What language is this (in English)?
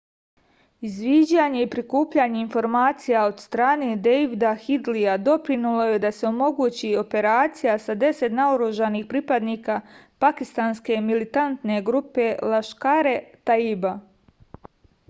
Serbian